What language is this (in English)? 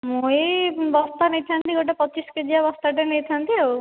Odia